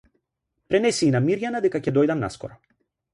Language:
Macedonian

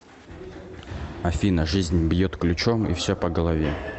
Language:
Russian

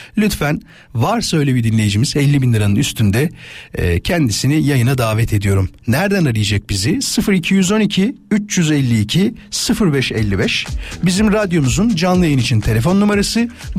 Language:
Turkish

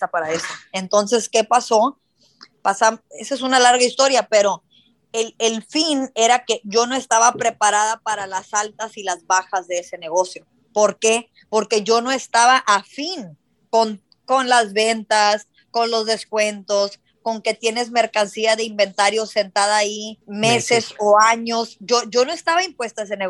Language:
Spanish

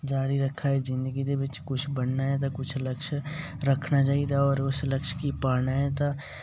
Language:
Dogri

